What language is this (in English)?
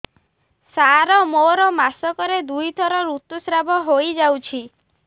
Odia